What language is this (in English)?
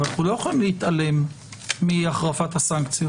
Hebrew